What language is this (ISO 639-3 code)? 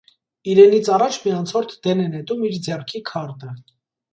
hye